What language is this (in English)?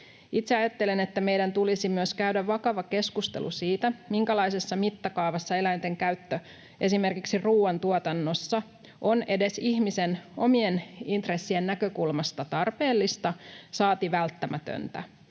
Finnish